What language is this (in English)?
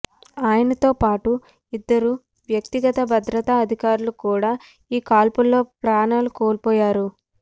Telugu